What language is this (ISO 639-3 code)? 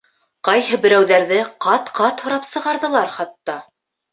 bak